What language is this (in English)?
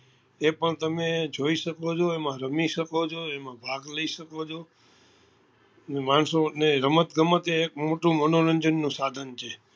Gujarati